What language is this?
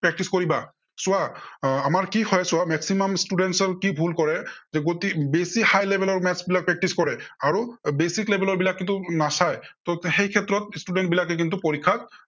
Assamese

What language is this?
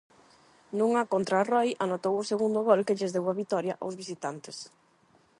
Galician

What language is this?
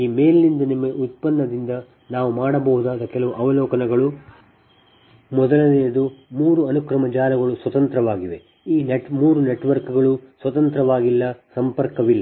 Kannada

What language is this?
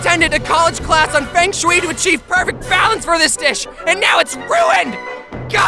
English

